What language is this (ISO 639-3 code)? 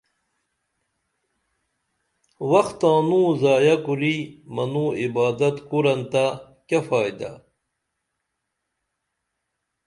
dml